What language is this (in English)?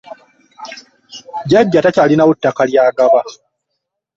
Ganda